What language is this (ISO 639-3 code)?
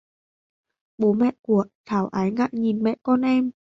vie